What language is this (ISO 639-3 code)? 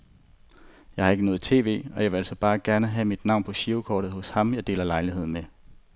dan